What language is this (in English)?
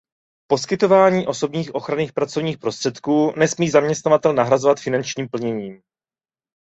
Czech